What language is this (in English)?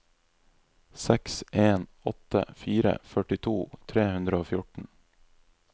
Norwegian